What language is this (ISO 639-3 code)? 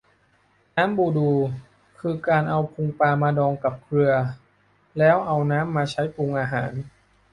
tha